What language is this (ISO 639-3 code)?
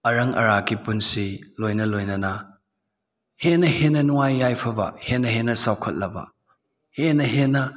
mni